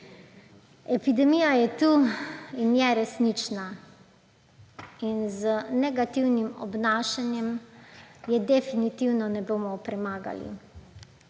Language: Slovenian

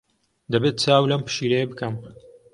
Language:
Central Kurdish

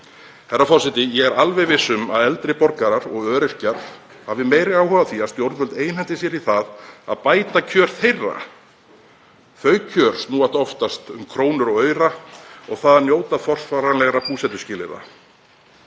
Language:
Icelandic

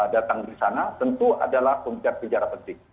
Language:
Indonesian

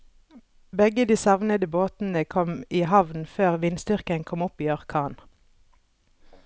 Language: Norwegian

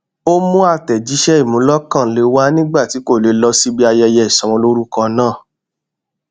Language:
Yoruba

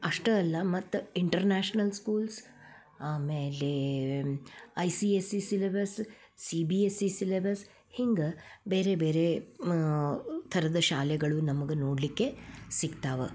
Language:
Kannada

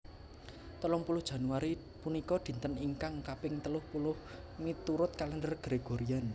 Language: Javanese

